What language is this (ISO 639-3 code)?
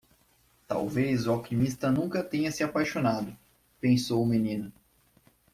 por